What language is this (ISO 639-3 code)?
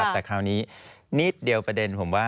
tha